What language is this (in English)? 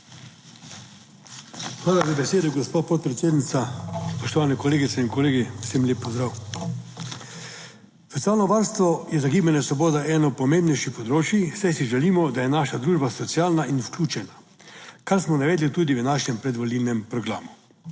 Slovenian